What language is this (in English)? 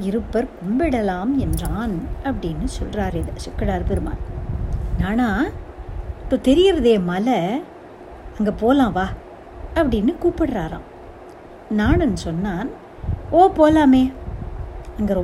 Tamil